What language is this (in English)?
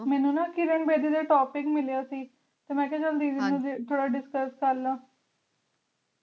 Punjabi